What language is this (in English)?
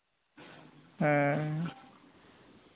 Santali